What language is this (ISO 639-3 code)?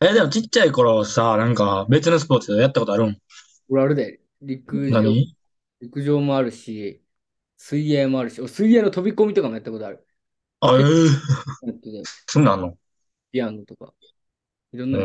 jpn